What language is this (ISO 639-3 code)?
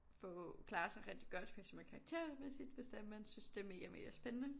dan